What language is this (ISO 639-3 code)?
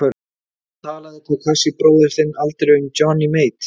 isl